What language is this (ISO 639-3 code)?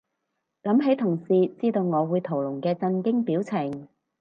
yue